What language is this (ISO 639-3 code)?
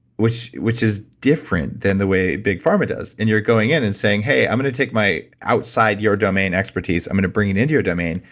eng